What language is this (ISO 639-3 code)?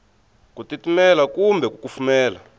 tso